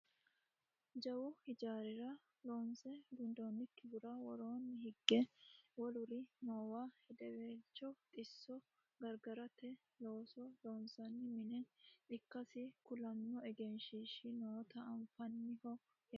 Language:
Sidamo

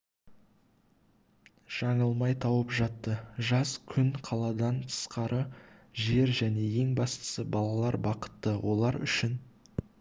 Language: Kazakh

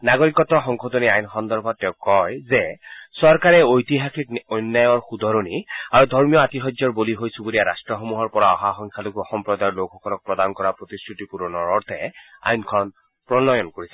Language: Assamese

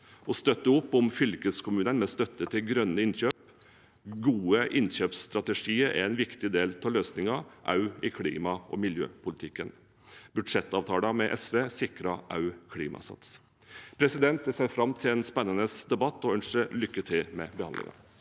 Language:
Norwegian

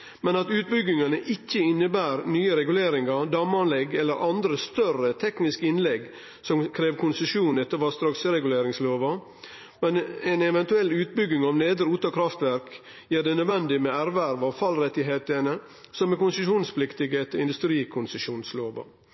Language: Norwegian Nynorsk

